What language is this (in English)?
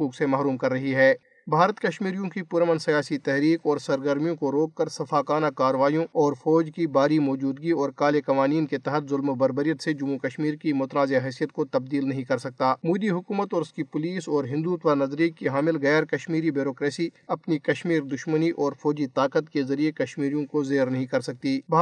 Urdu